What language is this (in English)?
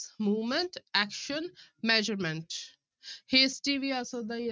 Punjabi